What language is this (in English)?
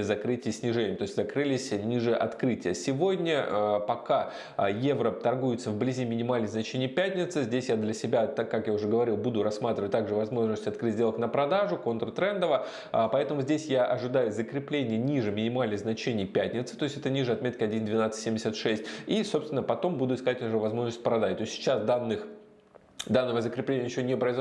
Russian